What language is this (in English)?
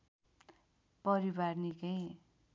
Nepali